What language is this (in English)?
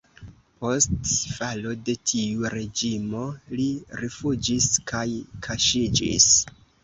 Esperanto